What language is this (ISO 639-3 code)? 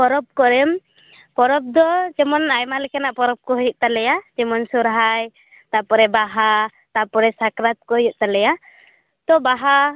sat